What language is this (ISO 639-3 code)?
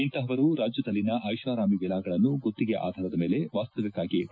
kan